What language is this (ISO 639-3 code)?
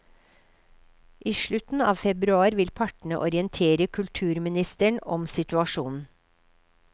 nor